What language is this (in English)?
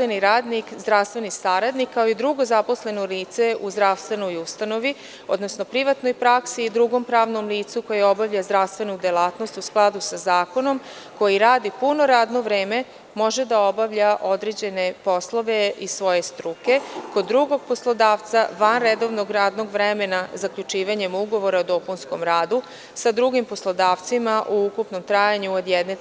Serbian